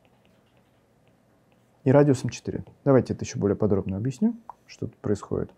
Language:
Russian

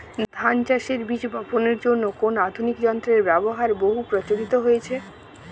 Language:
Bangla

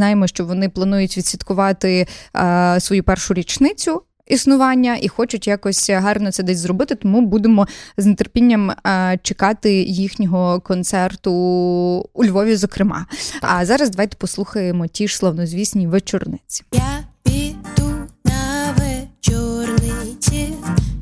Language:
Ukrainian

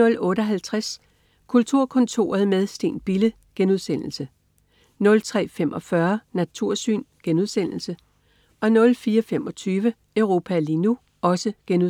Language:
Danish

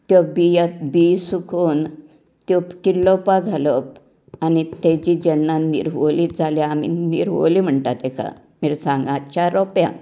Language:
Konkani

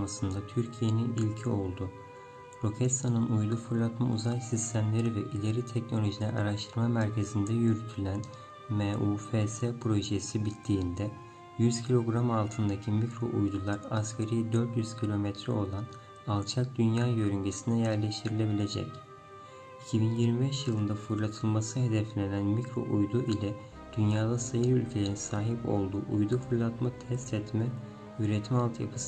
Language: Turkish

